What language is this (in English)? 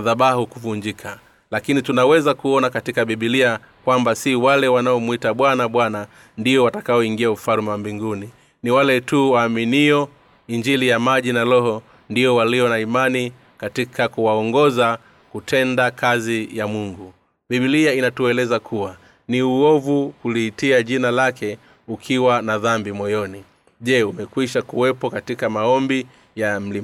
Swahili